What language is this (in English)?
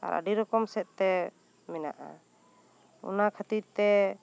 Santali